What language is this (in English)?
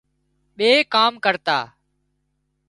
Wadiyara Koli